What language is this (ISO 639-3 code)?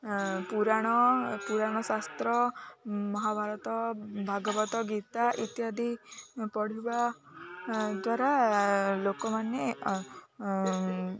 ori